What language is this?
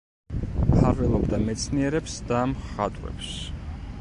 Georgian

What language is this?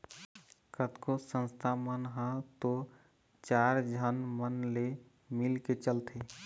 Chhattisgarhi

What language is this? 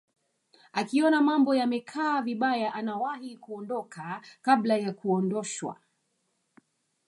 Swahili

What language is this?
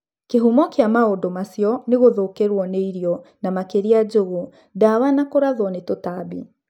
Kikuyu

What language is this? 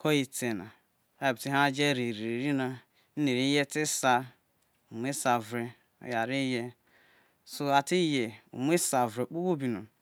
Isoko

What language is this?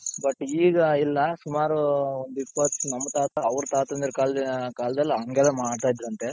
Kannada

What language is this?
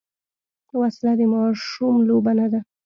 Pashto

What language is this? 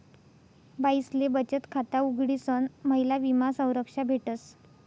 Marathi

